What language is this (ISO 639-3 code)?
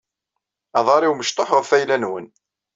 kab